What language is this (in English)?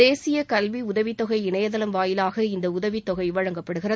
Tamil